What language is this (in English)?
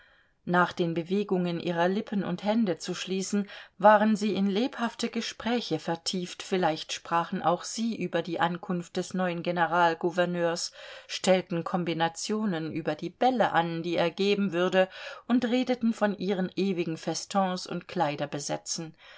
German